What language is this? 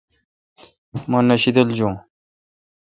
Kalkoti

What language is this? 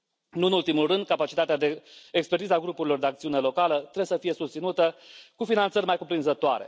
Romanian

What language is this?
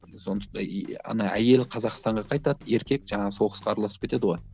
Kazakh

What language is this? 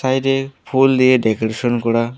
Bangla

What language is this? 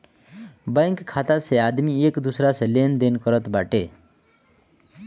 Bhojpuri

